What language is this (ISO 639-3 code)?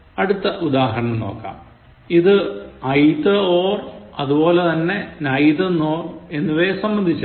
mal